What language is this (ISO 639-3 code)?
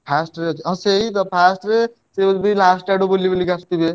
ori